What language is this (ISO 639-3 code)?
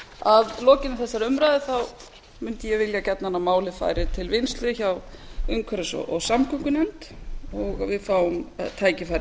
isl